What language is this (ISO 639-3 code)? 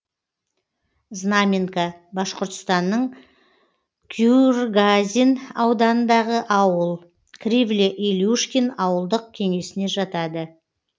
kaz